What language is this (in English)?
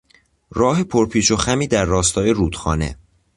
Persian